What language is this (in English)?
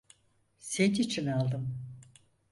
Turkish